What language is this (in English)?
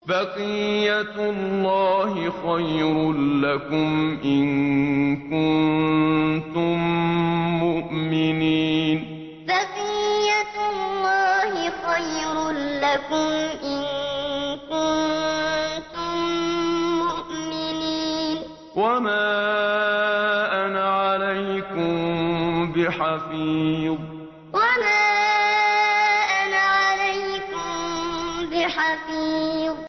Arabic